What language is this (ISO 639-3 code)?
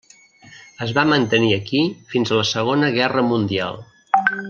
cat